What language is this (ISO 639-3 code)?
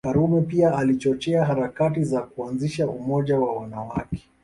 swa